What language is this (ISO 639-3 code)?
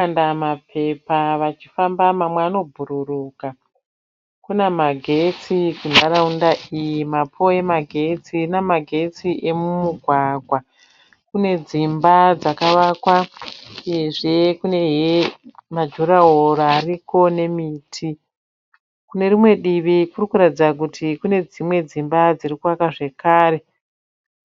sna